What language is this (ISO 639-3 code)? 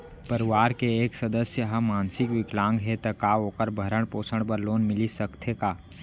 hne